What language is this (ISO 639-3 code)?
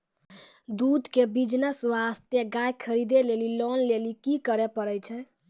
mai